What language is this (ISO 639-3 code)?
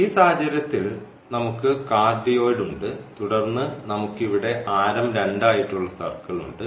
mal